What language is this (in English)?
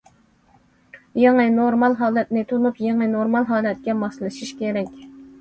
Uyghur